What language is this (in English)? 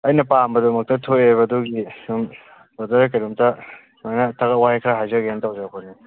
Manipuri